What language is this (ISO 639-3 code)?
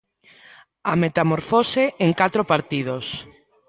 glg